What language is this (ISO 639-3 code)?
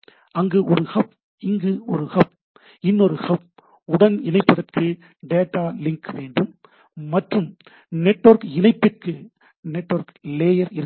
tam